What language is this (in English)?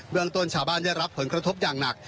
Thai